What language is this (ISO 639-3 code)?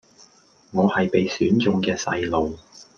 yue